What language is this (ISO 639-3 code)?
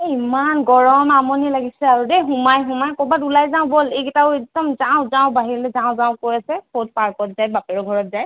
asm